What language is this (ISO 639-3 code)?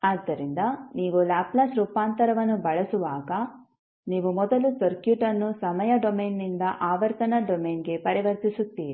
kan